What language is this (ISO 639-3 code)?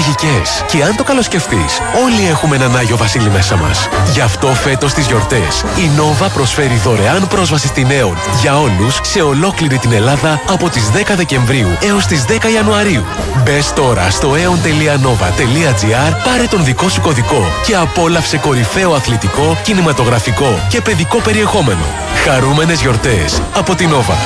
ell